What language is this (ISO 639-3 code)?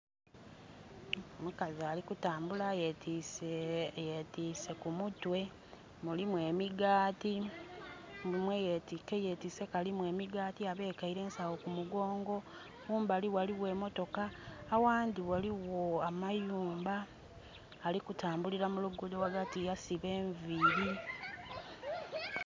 xog